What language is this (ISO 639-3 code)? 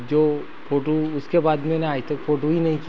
hin